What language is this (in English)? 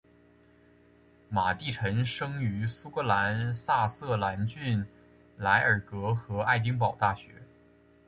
Chinese